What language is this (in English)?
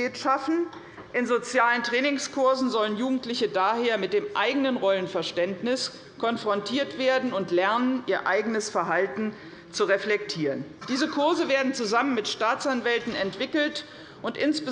German